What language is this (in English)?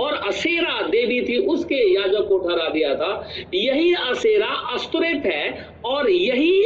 Hindi